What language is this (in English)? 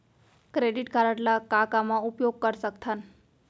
Chhattisgarhi